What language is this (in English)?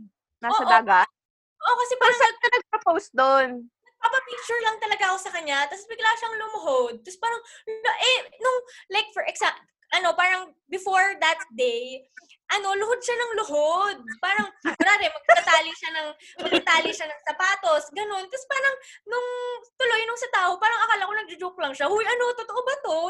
Filipino